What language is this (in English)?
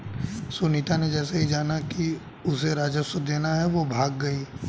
Hindi